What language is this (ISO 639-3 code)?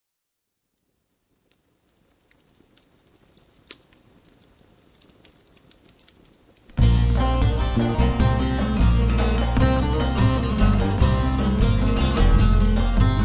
tur